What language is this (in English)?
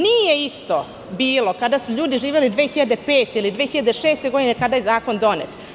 Serbian